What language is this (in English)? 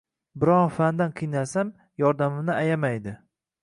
Uzbek